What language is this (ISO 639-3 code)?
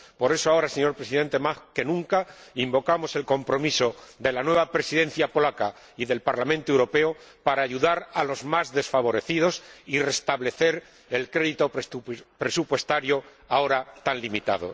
spa